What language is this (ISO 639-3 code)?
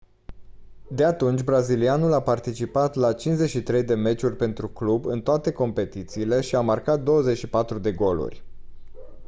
ron